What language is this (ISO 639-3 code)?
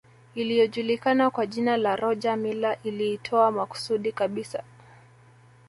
swa